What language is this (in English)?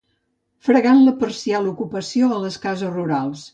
Catalan